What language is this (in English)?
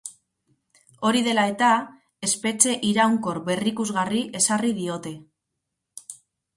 Basque